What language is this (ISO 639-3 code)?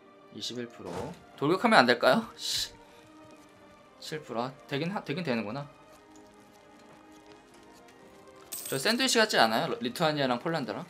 kor